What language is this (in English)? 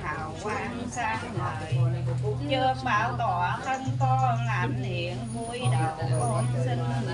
Vietnamese